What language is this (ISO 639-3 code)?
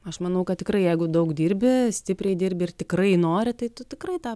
lit